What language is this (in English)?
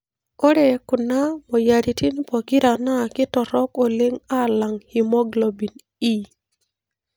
Masai